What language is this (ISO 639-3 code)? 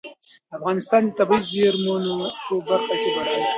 pus